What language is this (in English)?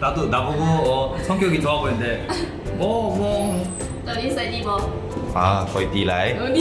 Korean